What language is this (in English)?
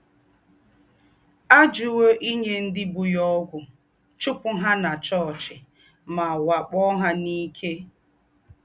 Igbo